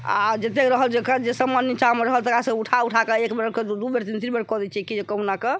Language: Maithili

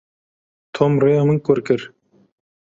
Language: Kurdish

